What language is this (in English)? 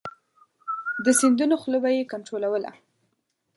Pashto